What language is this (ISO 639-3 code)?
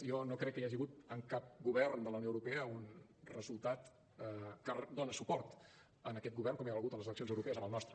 cat